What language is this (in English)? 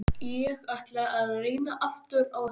Icelandic